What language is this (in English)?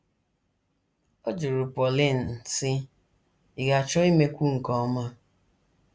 Igbo